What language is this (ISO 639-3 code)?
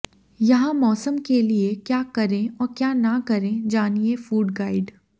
hin